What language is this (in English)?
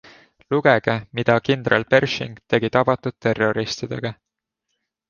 Estonian